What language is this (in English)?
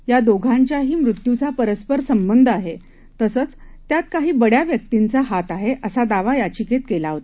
Marathi